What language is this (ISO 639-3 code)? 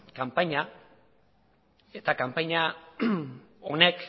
eus